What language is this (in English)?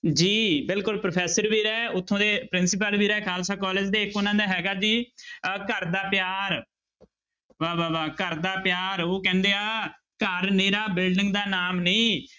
Punjabi